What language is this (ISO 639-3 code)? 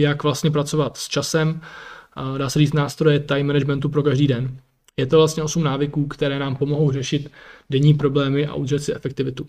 ces